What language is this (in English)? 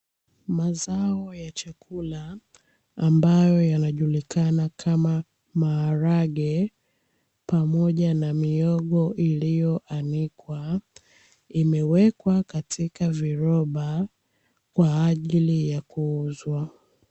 Swahili